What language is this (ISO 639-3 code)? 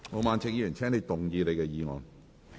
yue